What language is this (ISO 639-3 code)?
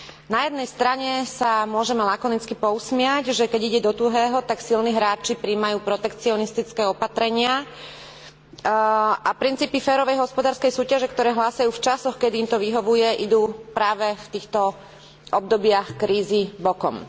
slk